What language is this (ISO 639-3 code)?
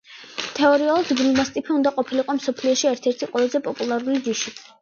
kat